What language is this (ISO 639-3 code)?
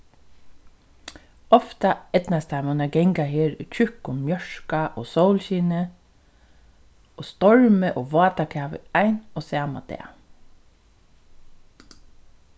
fao